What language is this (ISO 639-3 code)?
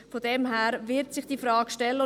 gsw